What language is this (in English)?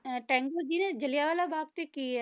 Punjabi